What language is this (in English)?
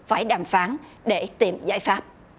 Vietnamese